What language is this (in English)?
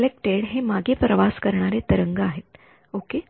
Marathi